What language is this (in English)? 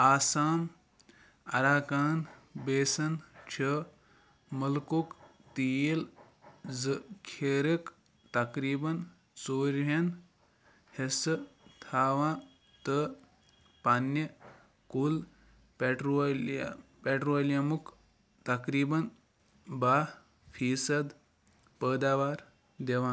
Kashmiri